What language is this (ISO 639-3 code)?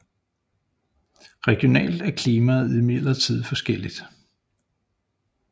dan